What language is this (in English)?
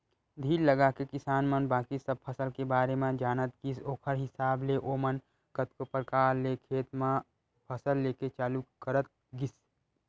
Chhattisgarhi